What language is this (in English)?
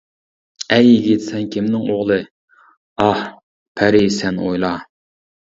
Uyghur